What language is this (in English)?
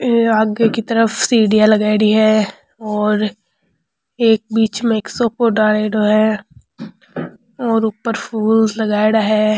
Rajasthani